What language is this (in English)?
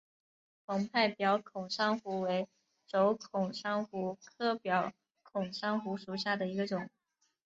Chinese